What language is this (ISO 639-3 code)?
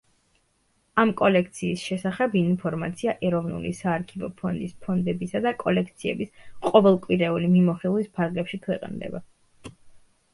kat